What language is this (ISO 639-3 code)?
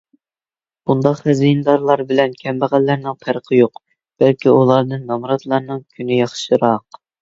uig